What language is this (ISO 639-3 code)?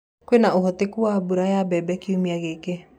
kik